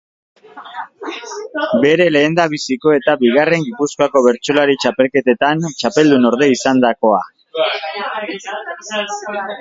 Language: Basque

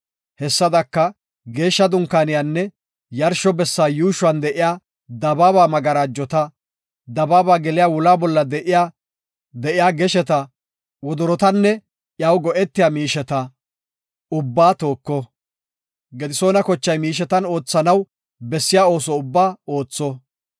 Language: Gofa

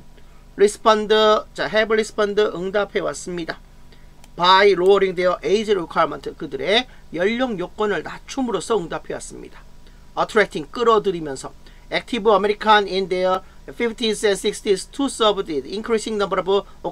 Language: Korean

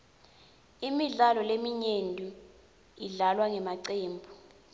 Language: Swati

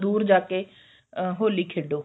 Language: Punjabi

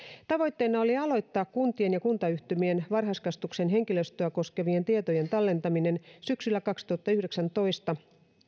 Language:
Finnish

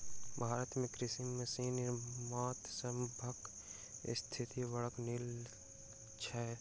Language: Maithili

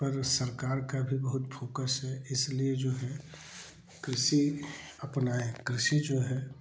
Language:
Hindi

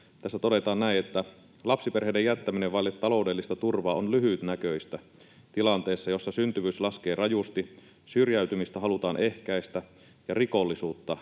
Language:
Finnish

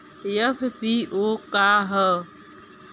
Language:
Bhojpuri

